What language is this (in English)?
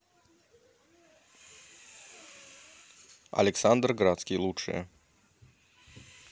Russian